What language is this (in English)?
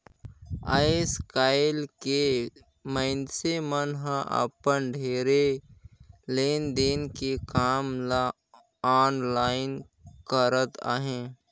Chhattisgarhi